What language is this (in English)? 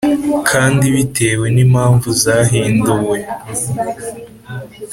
Kinyarwanda